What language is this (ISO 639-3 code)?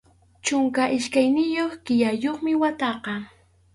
qxu